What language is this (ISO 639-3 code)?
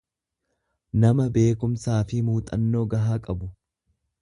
orm